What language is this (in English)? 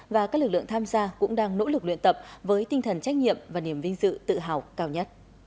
Vietnamese